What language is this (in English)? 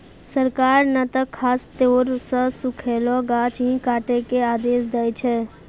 Maithili